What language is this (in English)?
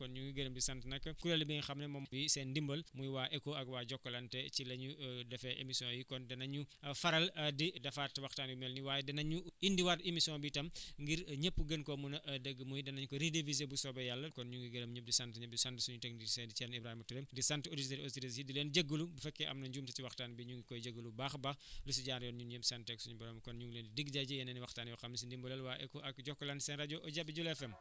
Wolof